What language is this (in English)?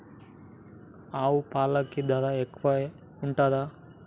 Telugu